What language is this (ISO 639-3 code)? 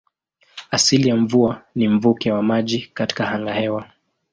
swa